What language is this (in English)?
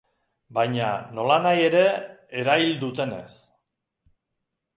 Basque